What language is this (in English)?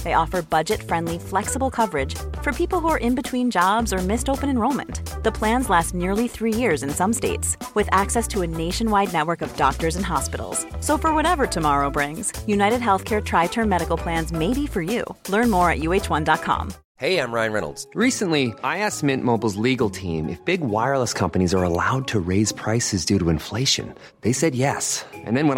Swedish